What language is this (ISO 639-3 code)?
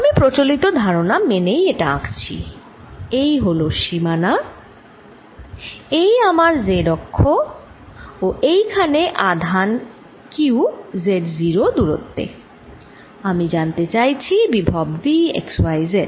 ben